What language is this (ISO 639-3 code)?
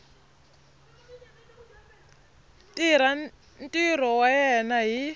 tso